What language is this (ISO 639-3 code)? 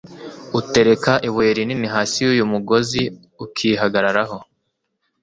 kin